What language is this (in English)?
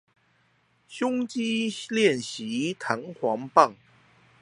Chinese